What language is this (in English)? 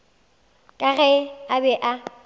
Northern Sotho